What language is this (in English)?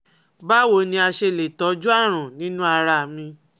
Yoruba